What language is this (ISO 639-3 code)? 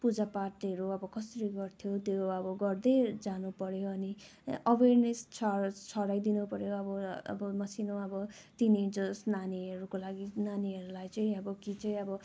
nep